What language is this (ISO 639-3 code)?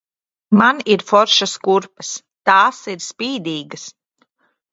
lav